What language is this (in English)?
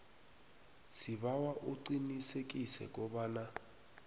South Ndebele